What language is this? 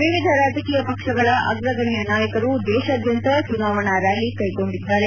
Kannada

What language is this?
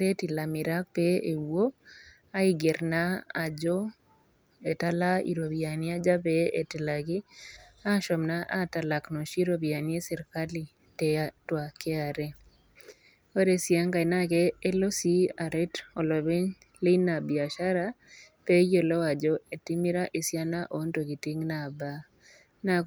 Masai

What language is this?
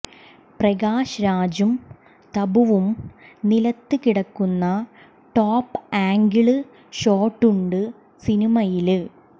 Malayalam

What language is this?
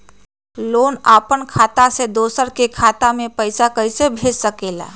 Magahi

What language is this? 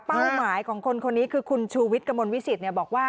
Thai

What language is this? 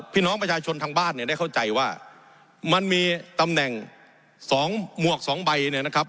Thai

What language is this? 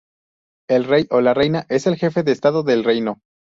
Spanish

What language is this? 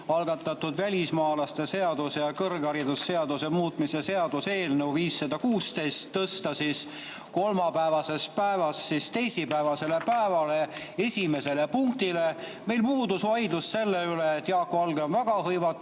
Estonian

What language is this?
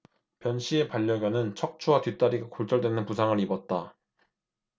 Korean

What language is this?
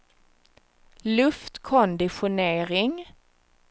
Swedish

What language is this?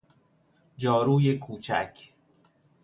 Persian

